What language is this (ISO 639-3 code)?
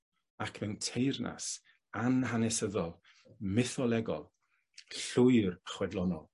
cym